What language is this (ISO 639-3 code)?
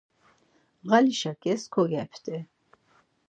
lzz